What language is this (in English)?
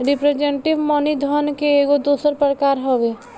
Bhojpuri